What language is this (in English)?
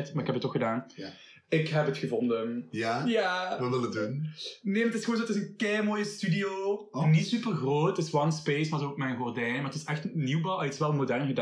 Dutch